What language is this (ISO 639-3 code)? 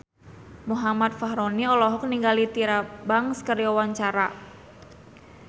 sun